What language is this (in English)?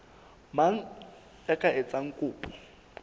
Southern Sotho